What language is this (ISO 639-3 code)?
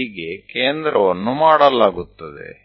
guj